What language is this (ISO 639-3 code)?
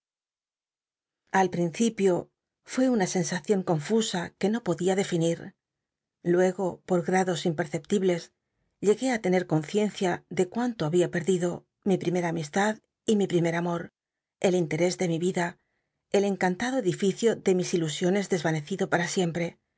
spa